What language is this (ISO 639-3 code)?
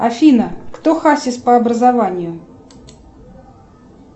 rus